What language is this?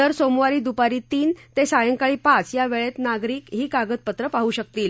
Marathi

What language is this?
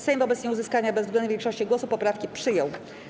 Polish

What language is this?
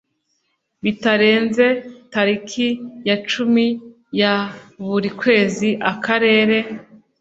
Kinyarwanda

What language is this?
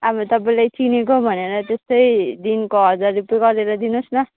Nepali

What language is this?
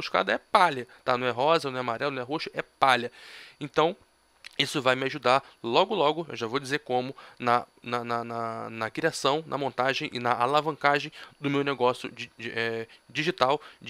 Portuguese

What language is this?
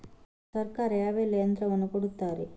Kannada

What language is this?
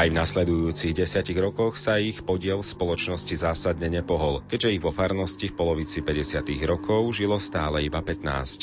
Slovak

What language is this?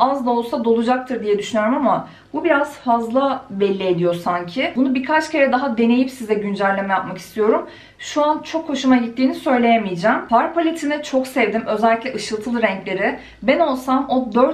Turkish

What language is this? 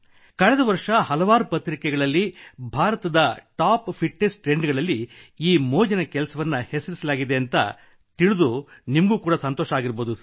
Kannada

